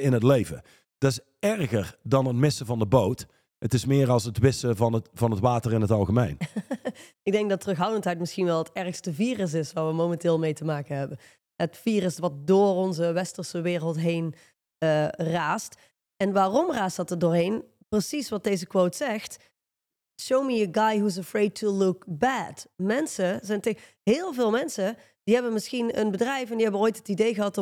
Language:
Dutch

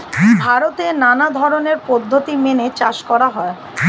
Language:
Bangla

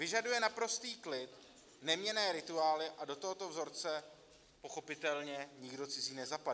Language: Czech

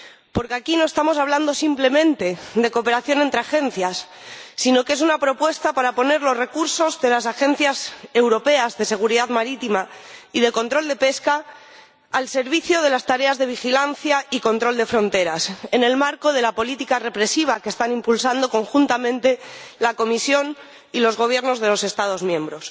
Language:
Spanish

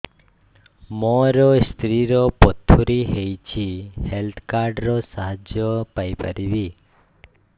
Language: Odia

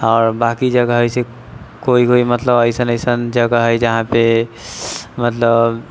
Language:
Maithili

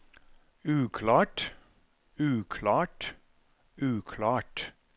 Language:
Norwegian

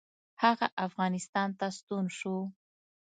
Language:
Pashto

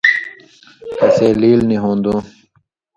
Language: Indus Kohistani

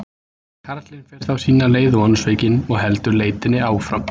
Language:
Icelandic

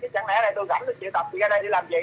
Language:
Vietnamese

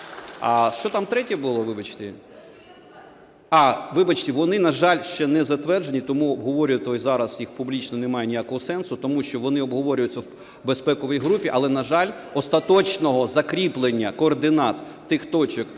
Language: Ukrainian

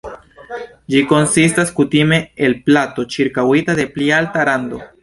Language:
Esperanto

